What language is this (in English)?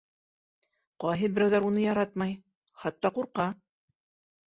Bashkir